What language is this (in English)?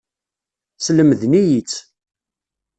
Kabyle